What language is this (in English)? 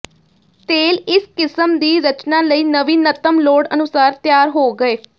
Punjabi